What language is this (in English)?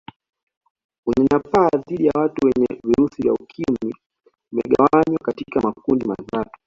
Swahili